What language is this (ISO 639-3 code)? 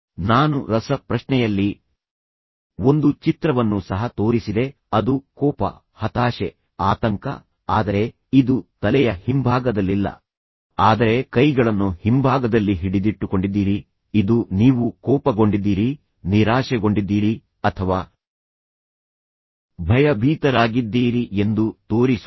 kan